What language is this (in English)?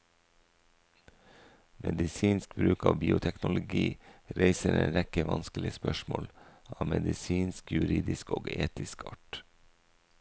Norwegian